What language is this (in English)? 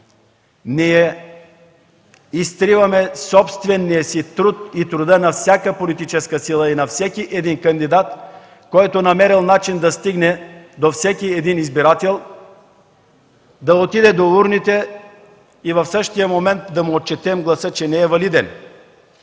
Bulgarian